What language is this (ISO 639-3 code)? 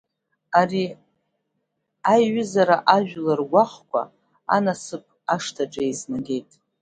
abk